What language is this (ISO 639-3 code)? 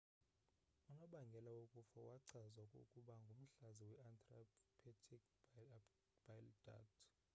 xho